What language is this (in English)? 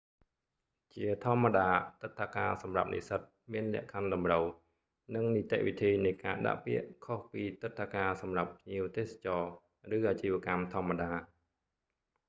Khmer